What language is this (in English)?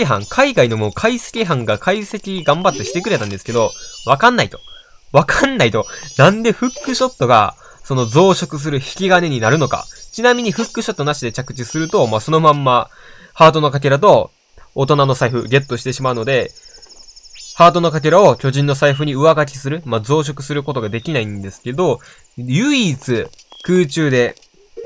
Japanese